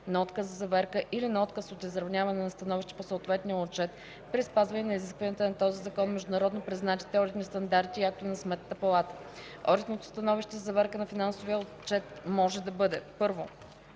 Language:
Bulgarian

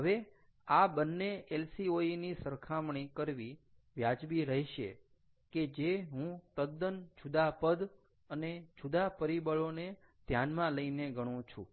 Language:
Gujarati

